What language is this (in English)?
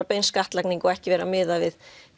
Icelandic